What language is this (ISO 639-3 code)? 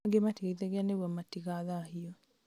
kik